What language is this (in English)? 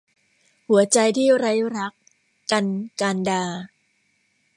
Thai